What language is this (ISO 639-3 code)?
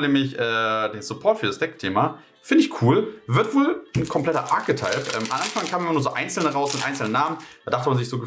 deu